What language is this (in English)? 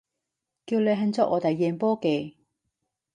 Cantonese